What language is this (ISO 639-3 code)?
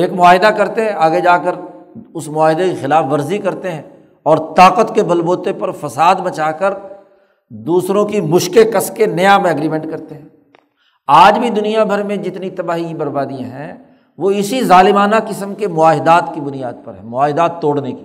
urd